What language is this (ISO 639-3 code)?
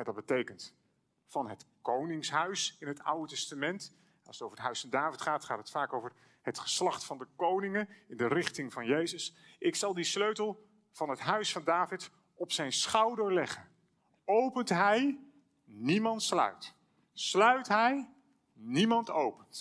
nld